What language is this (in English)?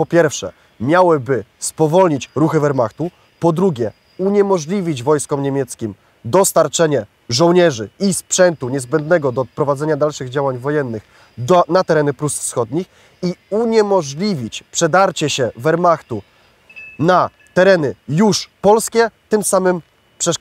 Polish